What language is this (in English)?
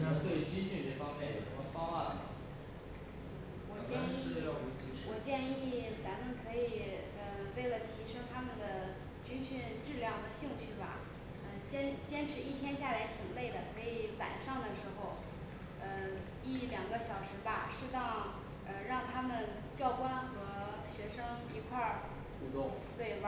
Chinese